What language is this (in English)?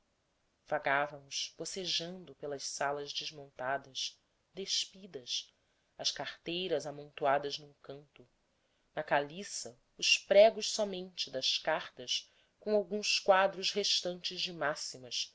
Portuguese